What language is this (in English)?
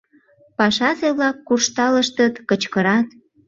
Mari